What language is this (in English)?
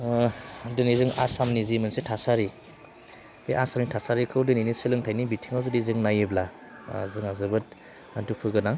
Bodo